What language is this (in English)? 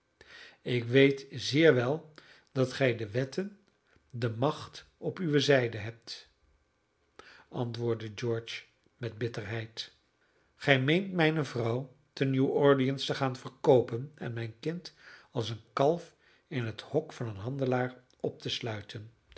Dutch